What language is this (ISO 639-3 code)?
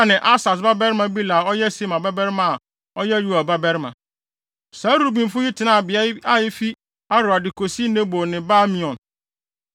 aka